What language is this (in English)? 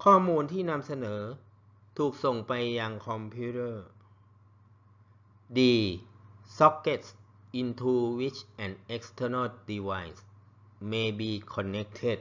Thai